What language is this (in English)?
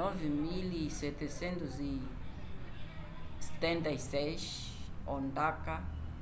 Umbundu